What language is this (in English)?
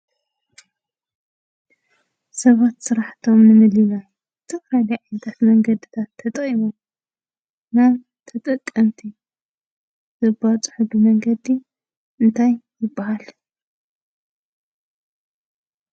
Tigrinya